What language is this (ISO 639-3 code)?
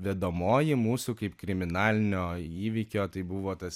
lit